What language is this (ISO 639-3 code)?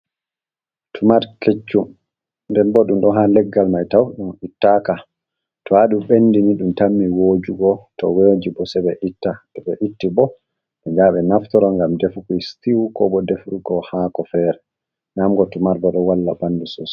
ful